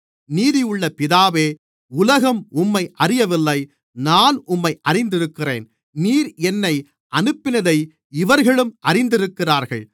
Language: Tamil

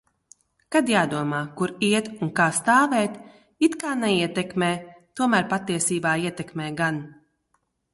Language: Latvian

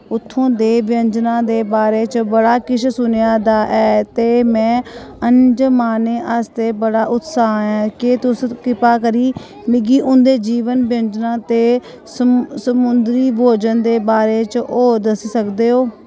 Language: Dogri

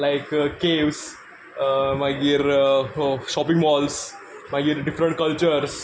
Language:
Konkani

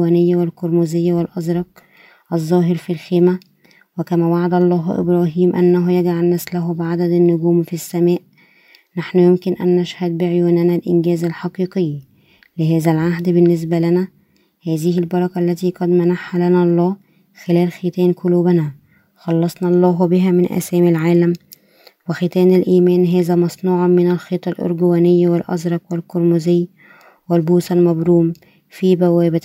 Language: Arabic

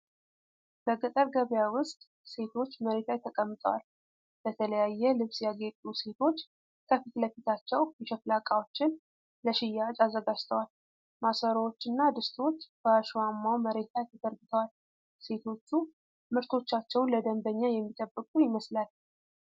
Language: Amharic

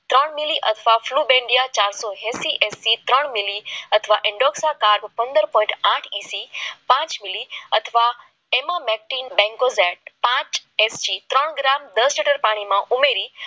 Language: Gujarati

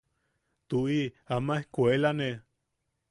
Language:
Yaqui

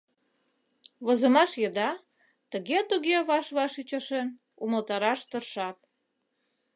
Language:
Mari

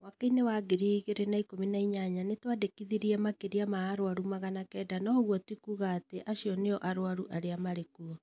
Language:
Kikuyu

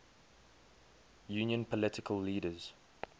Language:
English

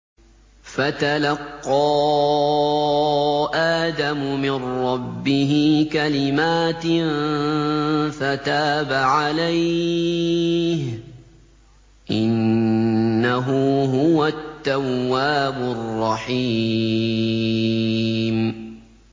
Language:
Arabic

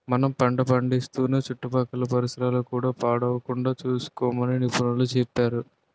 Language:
Telugu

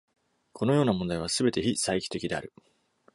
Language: Japanese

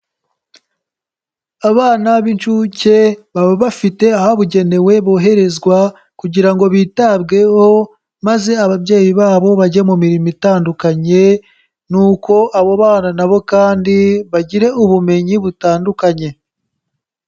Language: Kinyarwanda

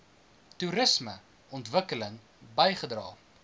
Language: Afrikaans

